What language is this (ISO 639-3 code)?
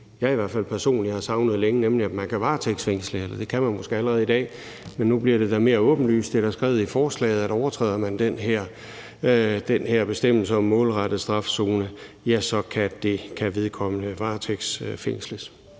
dan